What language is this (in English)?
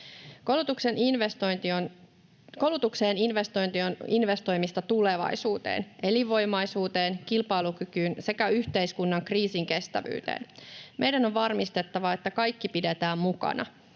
Finnish